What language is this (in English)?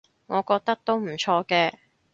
Cantonese